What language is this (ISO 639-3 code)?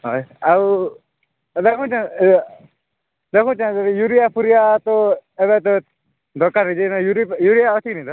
ori